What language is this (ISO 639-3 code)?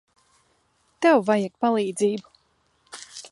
lav